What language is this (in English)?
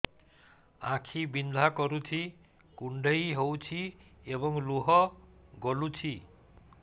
Odia